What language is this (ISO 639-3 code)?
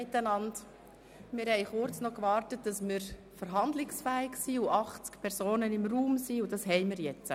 gsw